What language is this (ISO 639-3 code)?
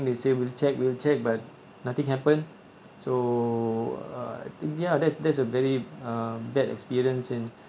eng